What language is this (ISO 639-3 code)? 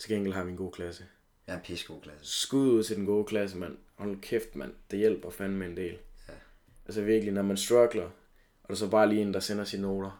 dan